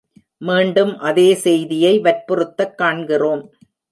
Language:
Tamil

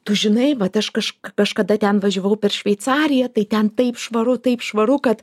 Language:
Lithuanian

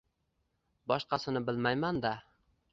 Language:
Uzbek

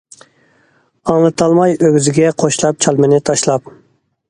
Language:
Uyghur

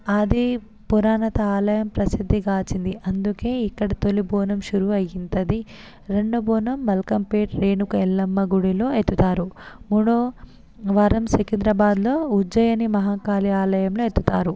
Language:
Telugu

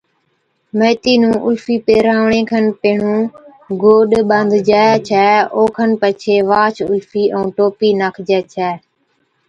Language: Od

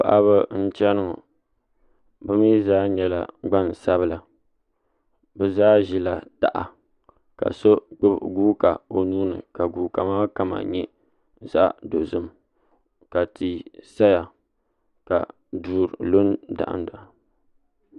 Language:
Dagbani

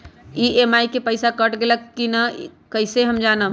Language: Magahi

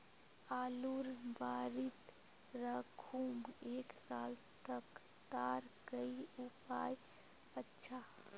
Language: Magahi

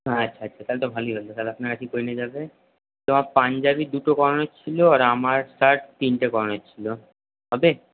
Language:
Bangla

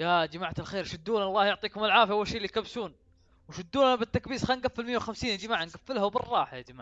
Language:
Arabic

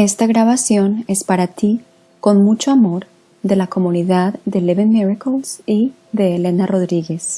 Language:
Spanish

